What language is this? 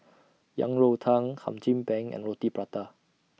English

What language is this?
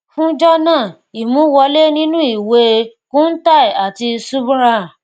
Yoruba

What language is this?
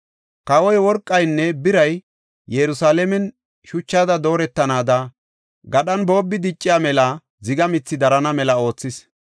Gofa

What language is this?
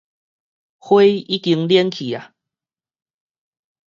Min Nan Chinese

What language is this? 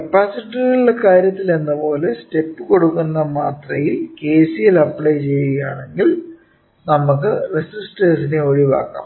Malayalam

